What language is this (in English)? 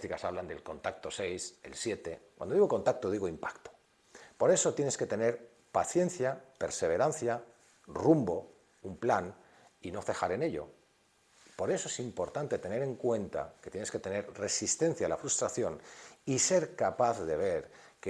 Spanish